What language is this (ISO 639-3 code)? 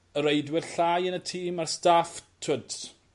cym